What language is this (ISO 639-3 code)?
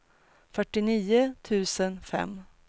swe